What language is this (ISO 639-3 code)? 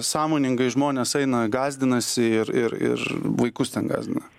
lit